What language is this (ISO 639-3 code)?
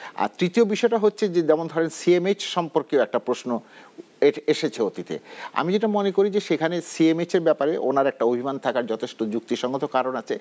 ben